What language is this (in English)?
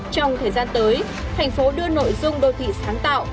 Vietnamese